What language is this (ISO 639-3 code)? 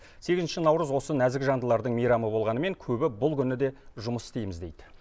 kaz